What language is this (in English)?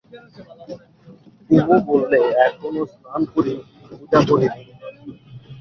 Bangla